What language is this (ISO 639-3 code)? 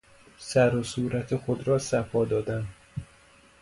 fas